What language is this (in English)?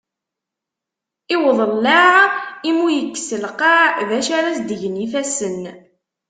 Kabyle